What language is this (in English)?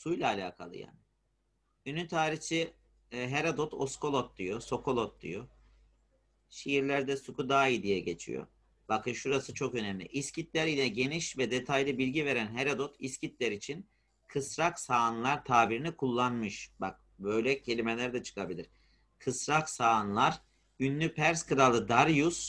Turkish